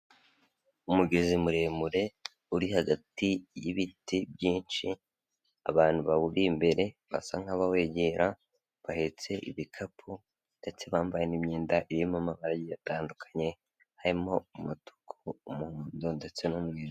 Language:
Kinyarwanda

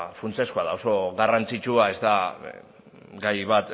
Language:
Basque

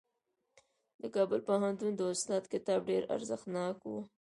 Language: Pashto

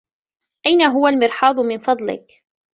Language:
Arabic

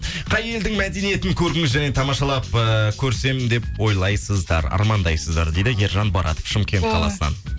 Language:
Kazakh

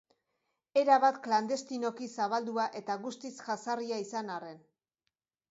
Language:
Basque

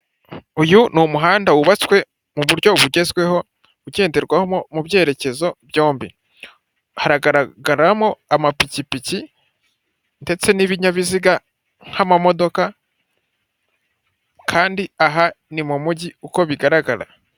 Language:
Kinyarwanda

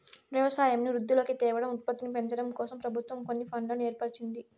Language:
Telugu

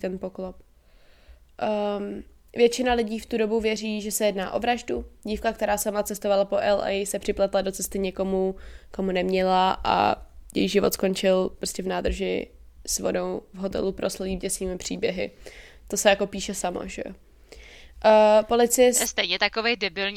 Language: Czech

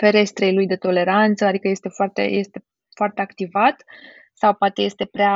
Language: Romanian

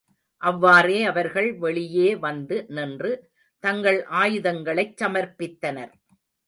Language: Tamil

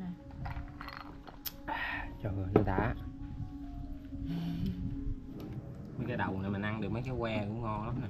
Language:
Vietnamese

